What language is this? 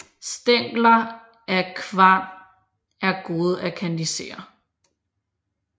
Danish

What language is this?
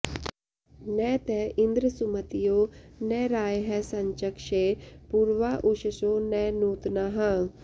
Sanskrit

